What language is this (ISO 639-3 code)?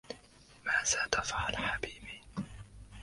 ara